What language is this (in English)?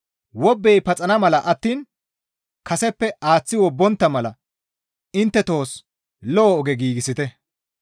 Gamo